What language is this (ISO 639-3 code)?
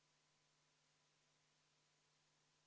est